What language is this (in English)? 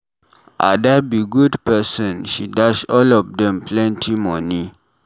Nigerian Pidgin